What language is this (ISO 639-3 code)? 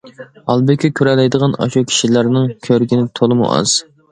uig